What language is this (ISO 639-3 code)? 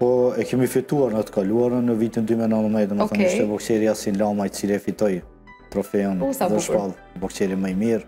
ron